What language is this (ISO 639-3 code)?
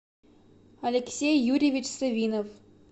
rus